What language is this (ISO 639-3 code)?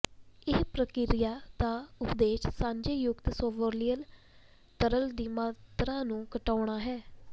pan